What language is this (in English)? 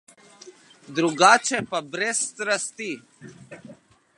Slovenian